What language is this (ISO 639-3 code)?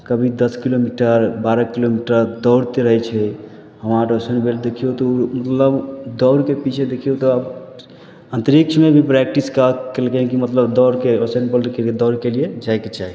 mai